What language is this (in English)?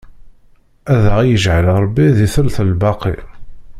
Kabyle